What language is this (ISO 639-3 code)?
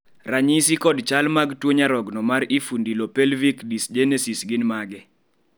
luo